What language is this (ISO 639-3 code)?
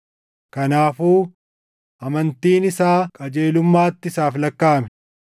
orm